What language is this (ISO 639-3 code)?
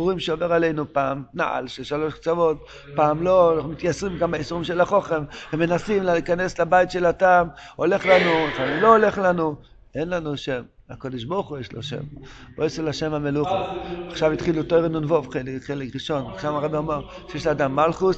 heb